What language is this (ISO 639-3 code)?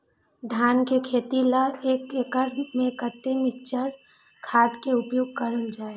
mai